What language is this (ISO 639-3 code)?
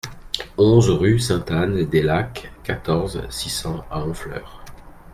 fra